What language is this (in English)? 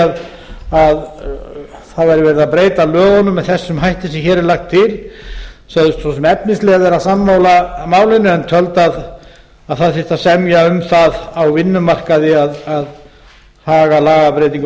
Icelandic